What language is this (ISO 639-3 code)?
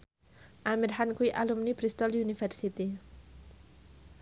jav